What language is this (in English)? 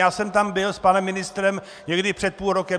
Czech